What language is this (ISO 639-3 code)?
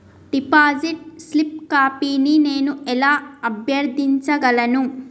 tel